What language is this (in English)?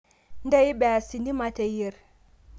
Masai